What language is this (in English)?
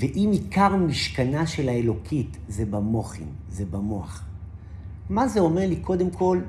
Hebrew